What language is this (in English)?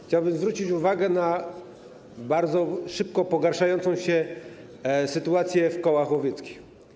Polish